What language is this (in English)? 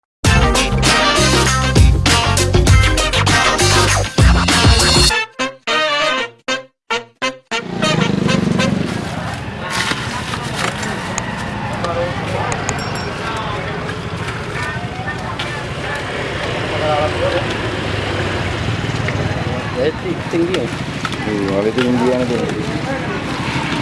English